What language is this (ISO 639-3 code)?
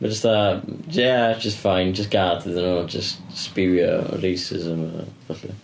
cym